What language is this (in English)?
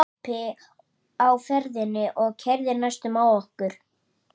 Icelandic